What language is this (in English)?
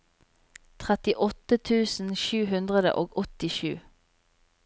Norwegian